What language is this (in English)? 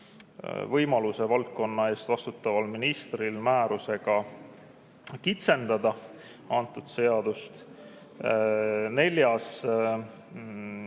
Estonian